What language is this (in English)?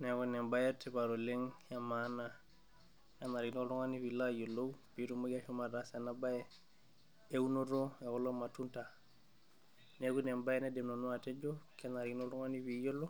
Masai